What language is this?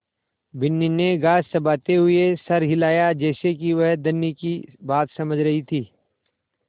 Hindi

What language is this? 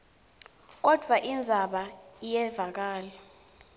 Swati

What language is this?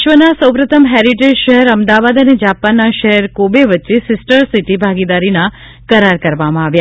Gujarati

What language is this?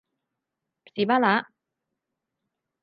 Cantonese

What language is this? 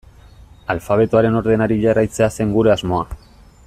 Basque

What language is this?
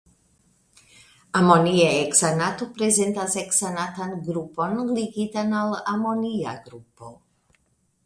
Esperanto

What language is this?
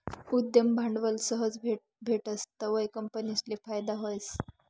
Marathi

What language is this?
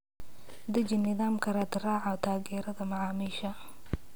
Somali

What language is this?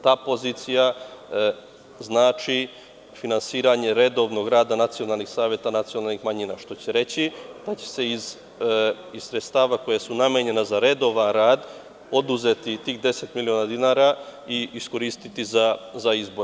Serbian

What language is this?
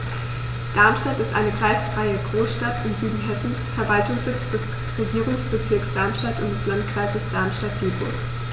German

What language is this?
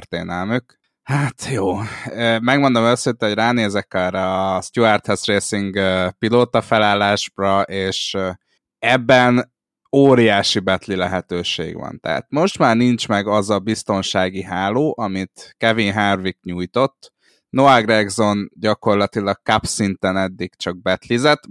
Hungarian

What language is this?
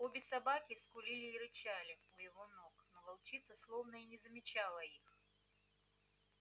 Russian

